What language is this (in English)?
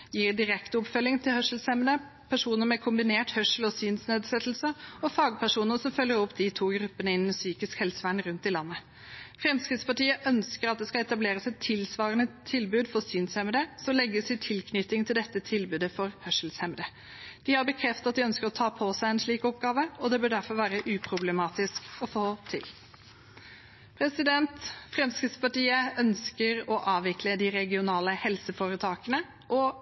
Norwegian Bokmål